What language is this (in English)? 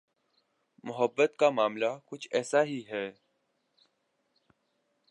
Urdu